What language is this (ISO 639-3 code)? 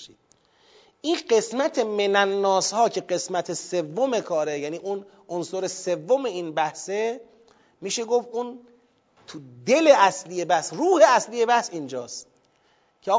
fas